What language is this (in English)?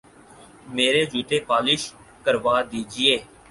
Urdu